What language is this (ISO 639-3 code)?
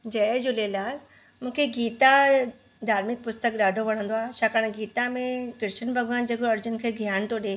snd